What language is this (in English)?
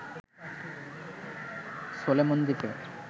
Bangla